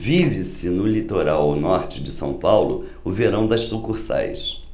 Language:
Portuguese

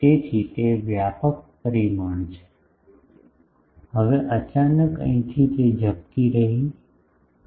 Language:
Gujarati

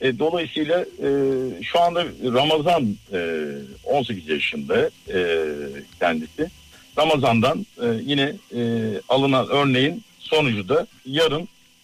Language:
Turkish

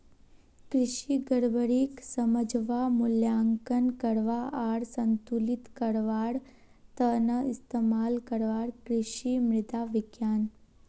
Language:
Magahi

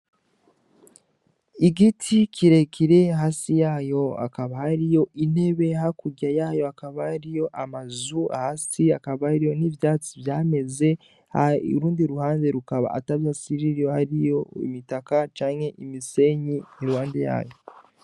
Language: Rundi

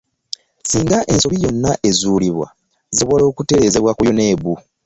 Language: Ganda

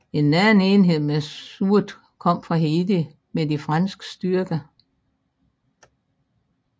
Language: Danish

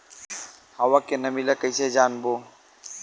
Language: Chhattisgarhi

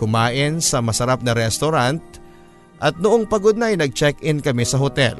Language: Filipino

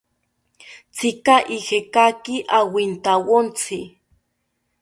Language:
South Ucayali Ashéninka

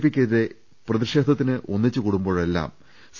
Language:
Malayalam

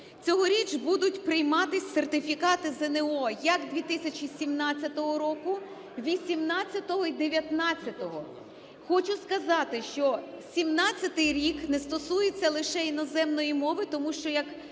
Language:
Ukrainian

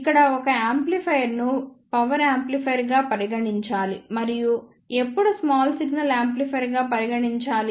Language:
Telugu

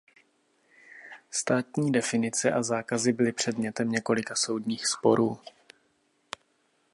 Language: Czech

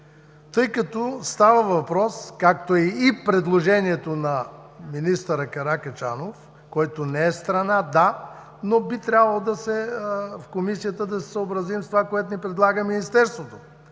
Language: Bulgarian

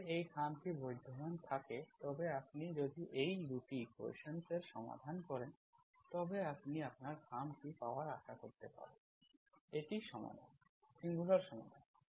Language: Bangla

